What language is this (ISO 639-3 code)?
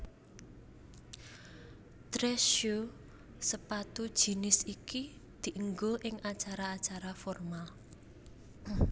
jav